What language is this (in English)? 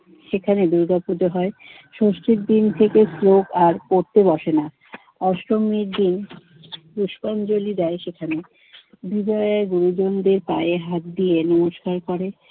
Bangla